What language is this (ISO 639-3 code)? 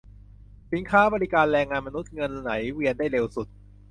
tha